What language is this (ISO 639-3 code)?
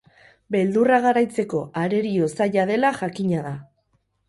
eus